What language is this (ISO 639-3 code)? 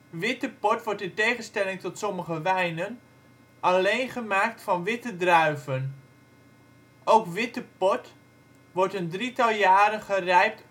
nld